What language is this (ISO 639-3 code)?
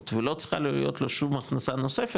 heb